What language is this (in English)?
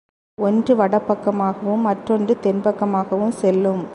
Tamil